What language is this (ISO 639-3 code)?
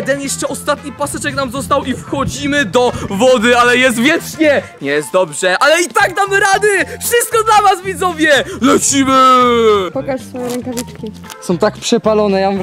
pol